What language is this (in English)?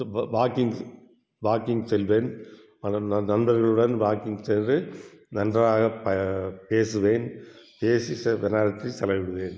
Tamil